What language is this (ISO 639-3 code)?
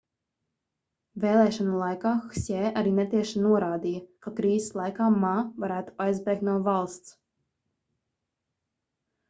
lav